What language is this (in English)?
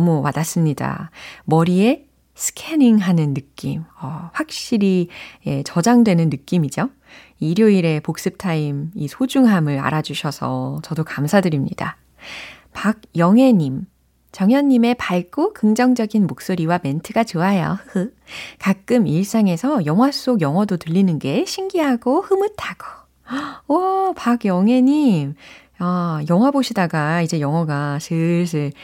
Korean